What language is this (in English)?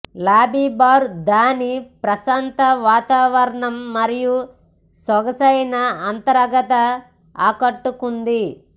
Telugu